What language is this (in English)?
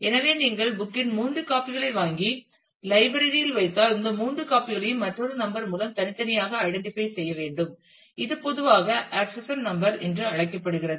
Tamil